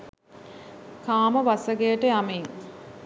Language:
Sinhala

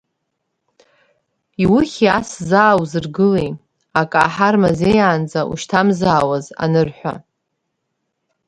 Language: Abkhazian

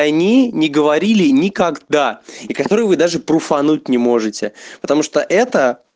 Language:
Russian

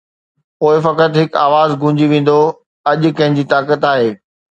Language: Sindhi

